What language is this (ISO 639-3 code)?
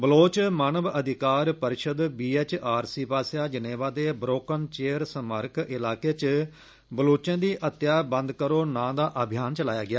doi